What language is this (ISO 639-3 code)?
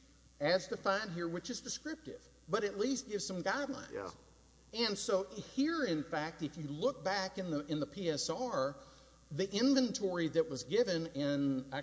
eng